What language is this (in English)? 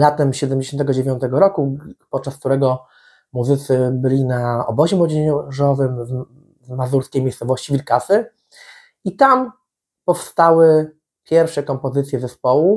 Polish